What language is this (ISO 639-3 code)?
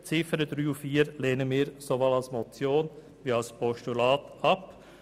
gsw